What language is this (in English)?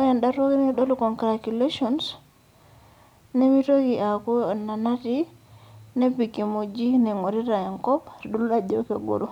Masai